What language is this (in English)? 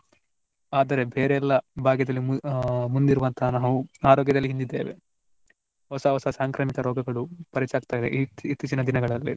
Kannada